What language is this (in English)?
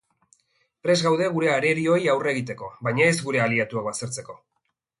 Basque